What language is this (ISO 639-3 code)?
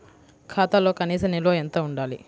tel